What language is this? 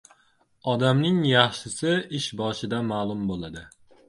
Uzbek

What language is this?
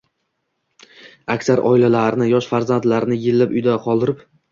Uzbek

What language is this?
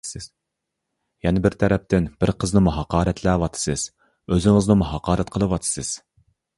Uyghur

